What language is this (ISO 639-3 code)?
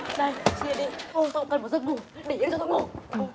vie